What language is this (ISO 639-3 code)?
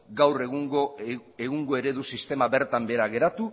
eus